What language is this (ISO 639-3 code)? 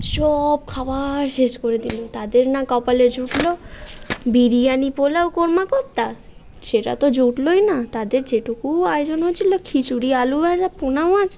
ben